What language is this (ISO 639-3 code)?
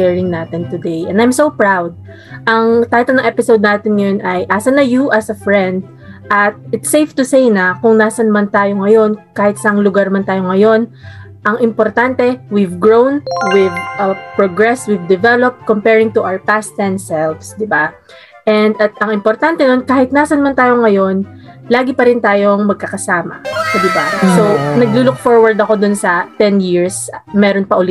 fil